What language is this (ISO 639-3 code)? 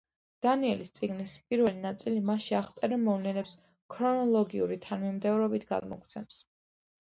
kat